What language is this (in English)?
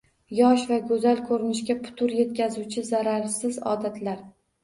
Uzbek